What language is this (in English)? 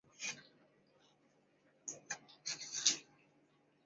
Chinese